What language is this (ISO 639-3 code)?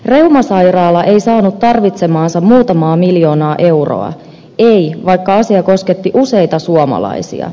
fin